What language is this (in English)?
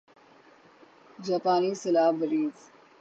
Urdu